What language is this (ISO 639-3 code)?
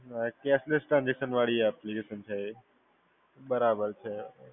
guj